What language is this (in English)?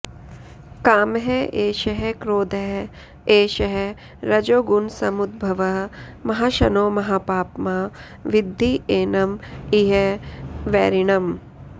Sanskrit